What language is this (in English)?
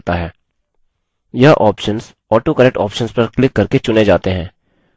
Hindi